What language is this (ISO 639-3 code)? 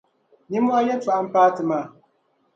dag